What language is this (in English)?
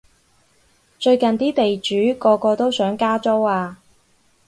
Cantonese